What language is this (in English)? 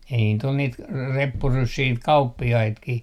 Finnish